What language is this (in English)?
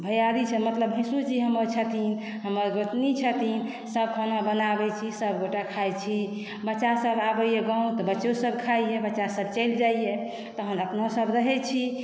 Maithili